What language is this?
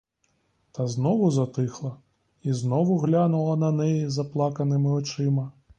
Ukrainian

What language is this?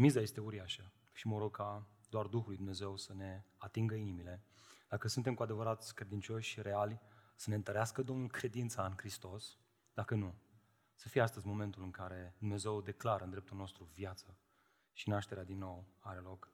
Romanian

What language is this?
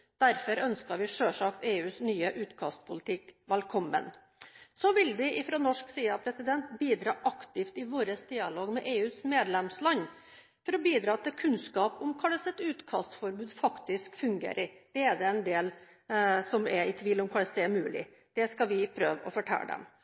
Norwegian Bokmål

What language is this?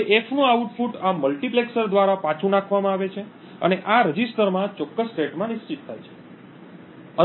Gujarati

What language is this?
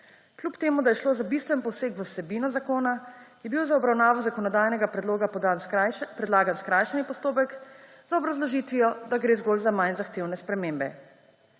Slovenian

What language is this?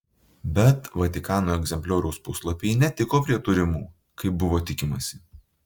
Lithuanian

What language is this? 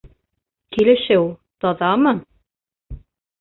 Bashkir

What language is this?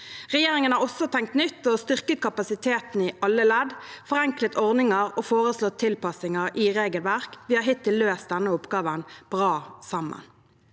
Norwegian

